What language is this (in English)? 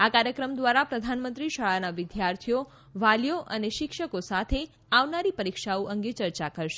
Gujarati